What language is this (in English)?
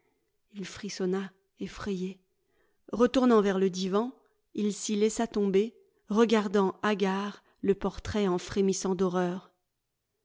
French